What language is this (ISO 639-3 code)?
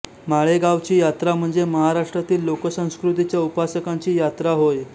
mar